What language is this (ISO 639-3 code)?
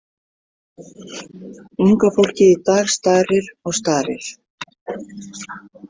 isl